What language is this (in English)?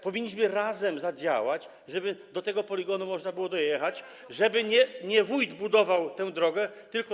Polish